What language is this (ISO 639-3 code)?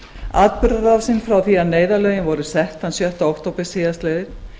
isl